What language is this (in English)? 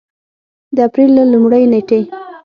Pashto